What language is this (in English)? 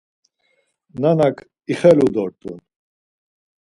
Laz